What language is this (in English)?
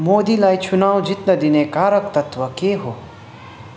Nepali